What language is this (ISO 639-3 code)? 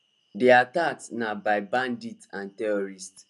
pcm